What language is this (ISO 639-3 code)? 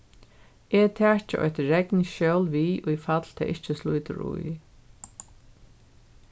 fao